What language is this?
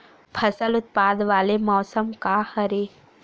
Chhattisgarhi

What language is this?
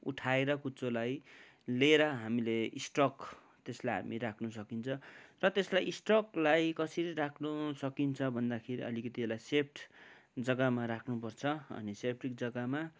Nepali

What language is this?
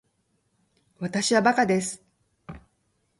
Japanese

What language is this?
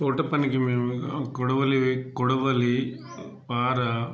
Telugu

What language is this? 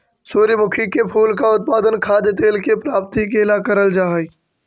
Magahi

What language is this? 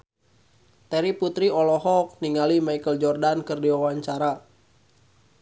Sundanese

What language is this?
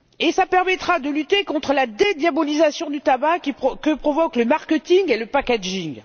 French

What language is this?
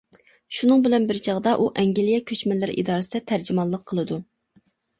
Uyghur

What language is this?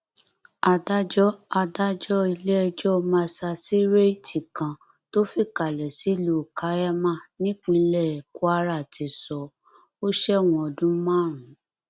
Yoruba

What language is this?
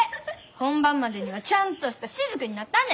Japanese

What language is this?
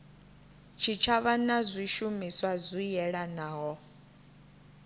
Venda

